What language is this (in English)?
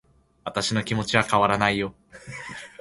Japanese